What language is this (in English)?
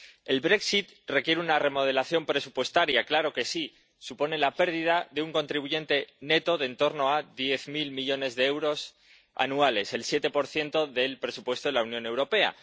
Spanish